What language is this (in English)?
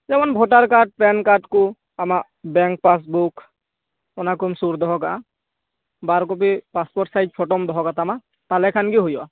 Santali